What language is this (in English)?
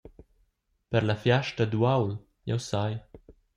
Romansh